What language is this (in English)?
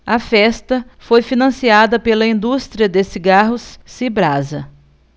Portuguese